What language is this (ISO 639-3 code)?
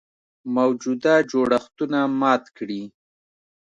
pus